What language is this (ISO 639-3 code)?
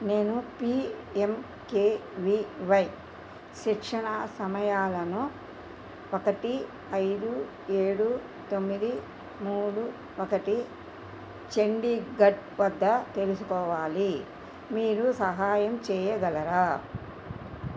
tel